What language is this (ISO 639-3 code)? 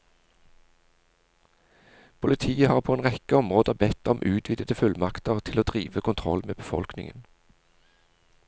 nor